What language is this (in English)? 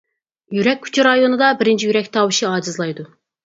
Uyghur